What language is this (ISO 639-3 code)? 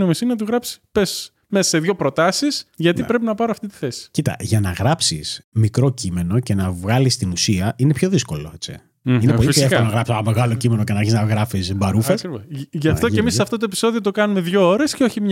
ell